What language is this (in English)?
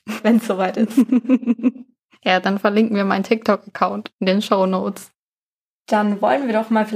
German